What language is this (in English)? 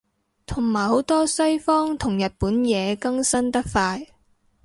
Cantonese